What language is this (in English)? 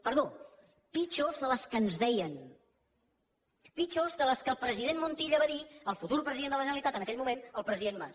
Catalan